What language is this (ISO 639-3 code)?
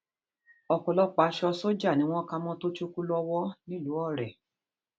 yor